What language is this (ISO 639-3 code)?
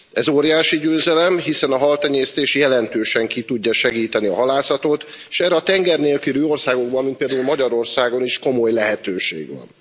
hun